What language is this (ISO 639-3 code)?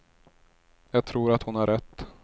swe